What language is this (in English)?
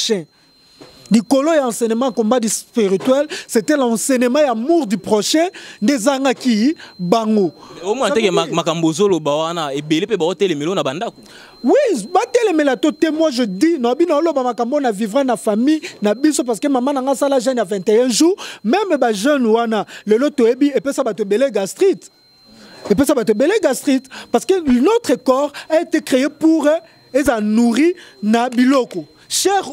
French